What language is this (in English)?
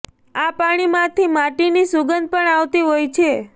Gujarati